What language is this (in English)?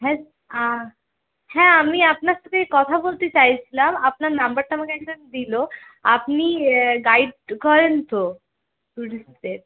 Bangla